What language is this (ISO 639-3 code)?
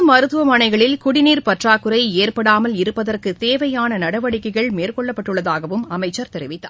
tam